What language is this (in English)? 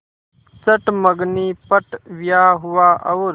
Hindi